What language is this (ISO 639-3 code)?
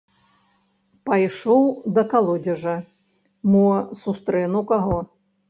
bel